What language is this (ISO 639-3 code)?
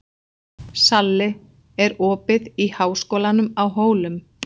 isl